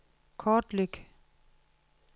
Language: Danish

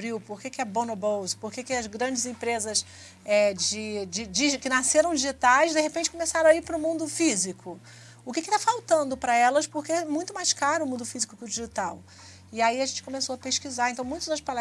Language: Portuguese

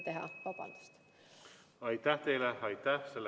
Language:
Estonian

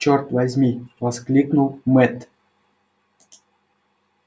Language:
Russian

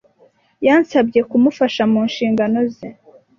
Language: Kinyarwanda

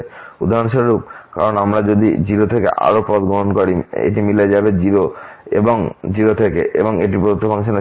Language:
Bangla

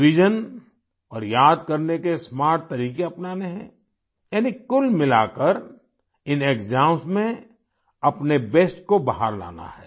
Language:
Hindi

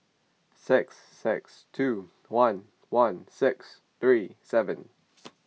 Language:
English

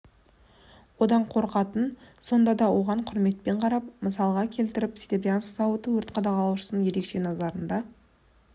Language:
Kazakh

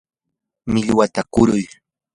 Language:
Yanahuanca Pasco Quechua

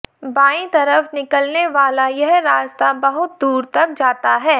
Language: Hindi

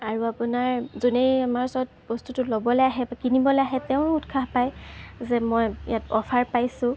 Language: Assamese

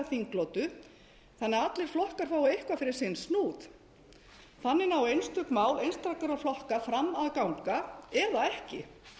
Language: Icelandic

